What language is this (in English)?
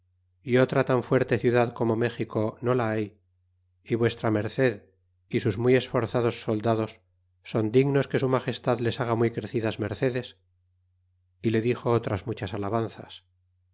Spanish